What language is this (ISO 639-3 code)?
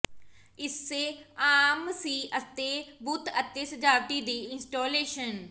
pan